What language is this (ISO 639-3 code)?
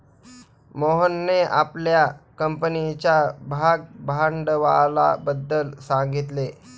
mar